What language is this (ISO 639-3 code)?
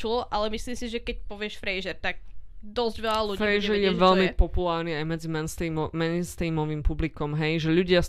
slk